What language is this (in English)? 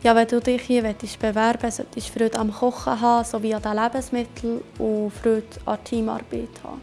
German